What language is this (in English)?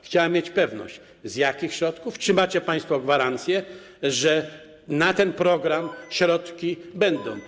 Polish